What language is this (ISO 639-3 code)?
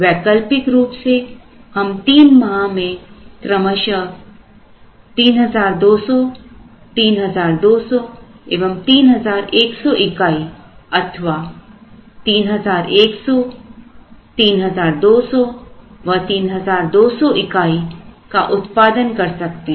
hin